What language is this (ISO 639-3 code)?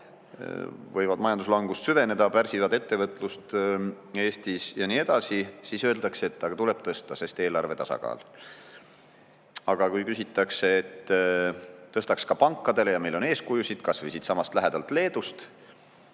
est